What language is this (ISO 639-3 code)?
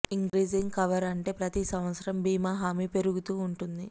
tel